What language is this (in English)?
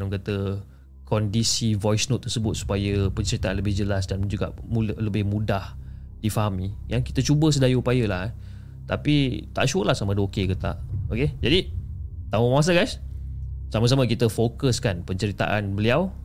Malay